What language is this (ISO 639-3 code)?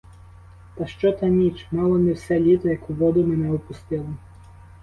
ukr